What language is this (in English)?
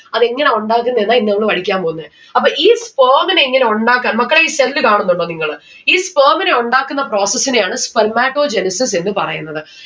Malayalam